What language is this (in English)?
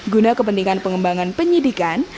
Indonesian